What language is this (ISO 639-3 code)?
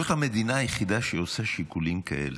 heb